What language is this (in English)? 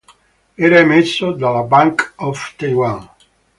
Italian